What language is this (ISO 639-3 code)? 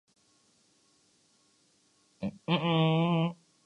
urd